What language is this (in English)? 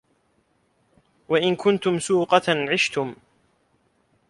Arabic